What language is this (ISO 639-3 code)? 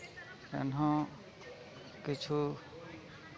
sat